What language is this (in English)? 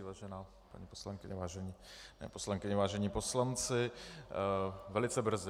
Czech